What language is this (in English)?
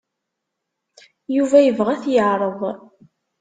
Kabyle